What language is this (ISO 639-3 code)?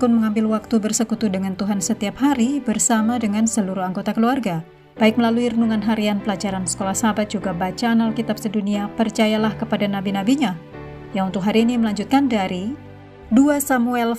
ind